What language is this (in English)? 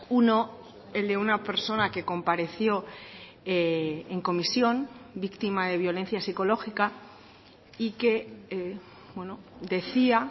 Spanish